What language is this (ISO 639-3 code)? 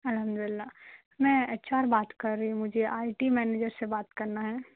urd